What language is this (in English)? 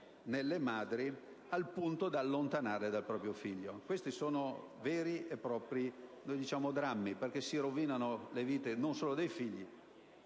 Italian